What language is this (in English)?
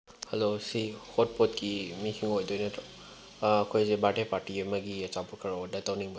Manipuri